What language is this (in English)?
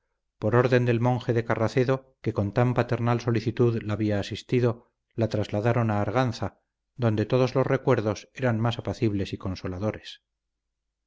Spanish